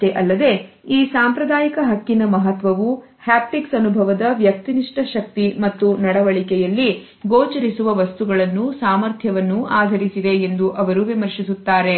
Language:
Kannada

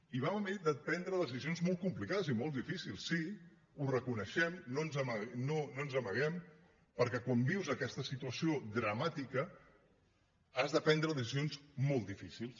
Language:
Catalan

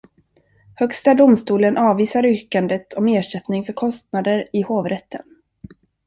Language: Swedish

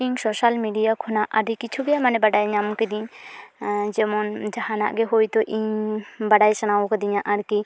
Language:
Santali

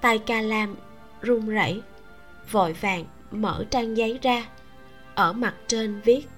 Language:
Vietnamese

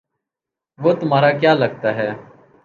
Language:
Urdu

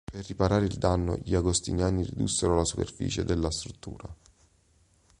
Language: Italian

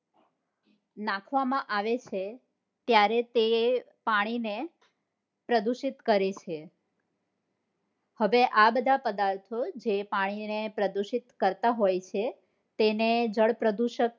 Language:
Gujarati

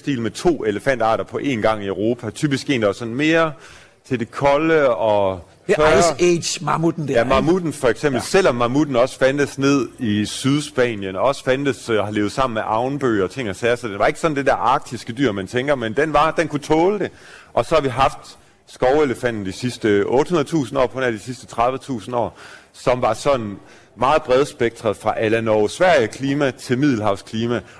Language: Danish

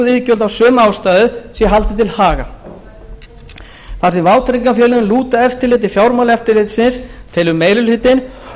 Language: Icelandic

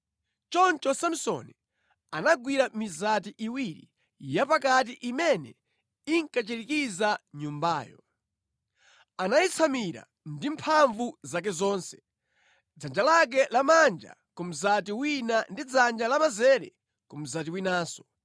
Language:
Nyanja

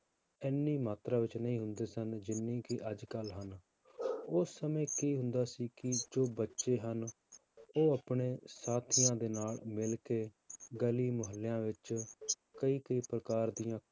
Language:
Punjabi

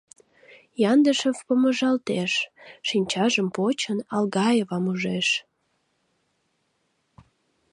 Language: Mari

